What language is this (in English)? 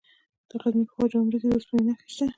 Pashto